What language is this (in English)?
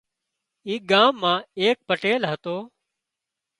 Wadiyara Koli